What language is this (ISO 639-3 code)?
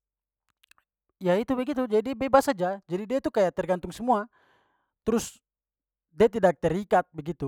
pmy